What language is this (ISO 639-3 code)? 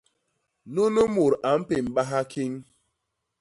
bas